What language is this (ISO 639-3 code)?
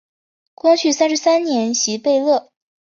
zho